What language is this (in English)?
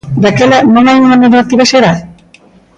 Galician